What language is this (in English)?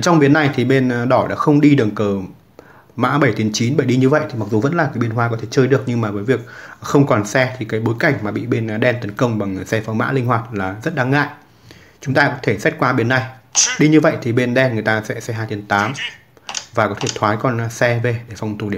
Vietnamese